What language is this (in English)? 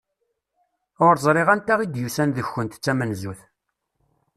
Kabyle